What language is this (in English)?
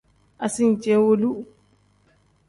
Tem